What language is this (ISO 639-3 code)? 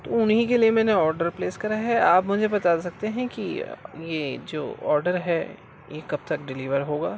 urd